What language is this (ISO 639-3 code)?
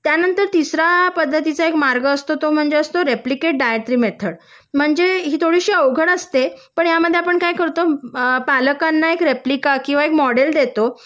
mar